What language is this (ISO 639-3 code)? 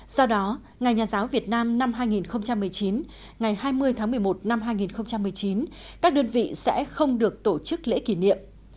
vie